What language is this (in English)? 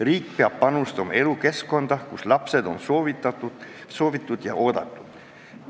Estonian